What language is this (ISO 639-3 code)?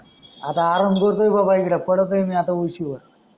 mar